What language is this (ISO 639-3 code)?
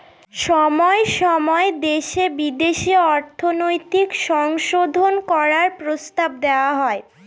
ben